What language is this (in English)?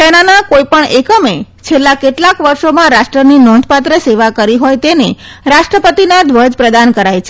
Gujarati